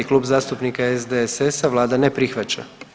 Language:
Croatian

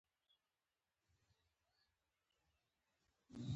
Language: Pashto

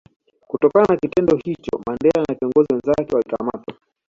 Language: Swahili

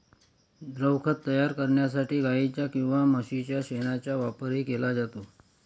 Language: Marathi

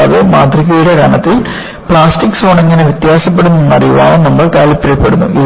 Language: Malayalam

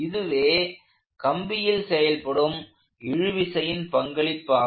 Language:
Tamil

